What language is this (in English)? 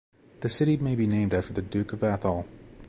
English